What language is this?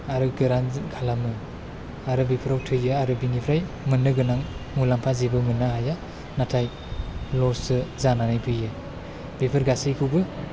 Bodo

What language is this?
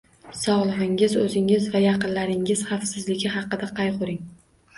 Uzbek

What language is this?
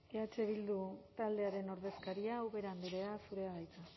Basque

